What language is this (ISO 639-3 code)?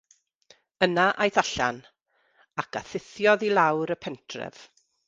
cym